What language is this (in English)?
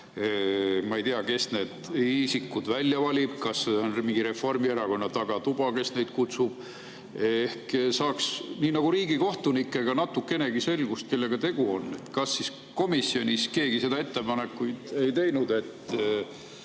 Estonian